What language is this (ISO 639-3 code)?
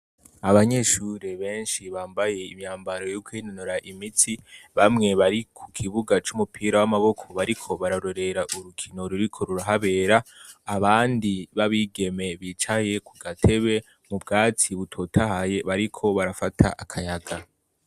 run